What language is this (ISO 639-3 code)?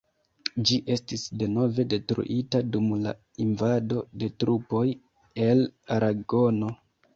epo